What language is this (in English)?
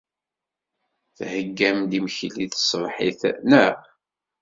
Kabyle